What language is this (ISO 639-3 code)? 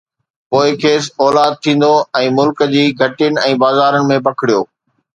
snd